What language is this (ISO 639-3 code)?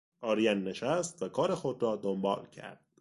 fas